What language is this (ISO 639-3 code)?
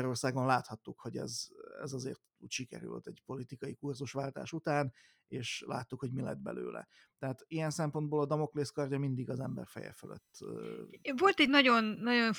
hun